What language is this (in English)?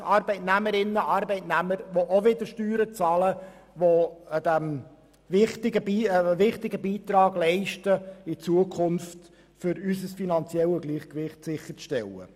Swiss German